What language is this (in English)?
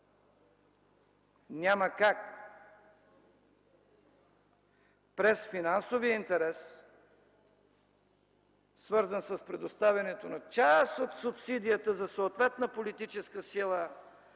Bulgarian